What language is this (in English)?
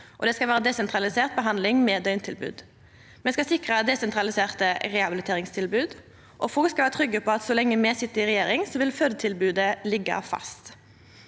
Norwegian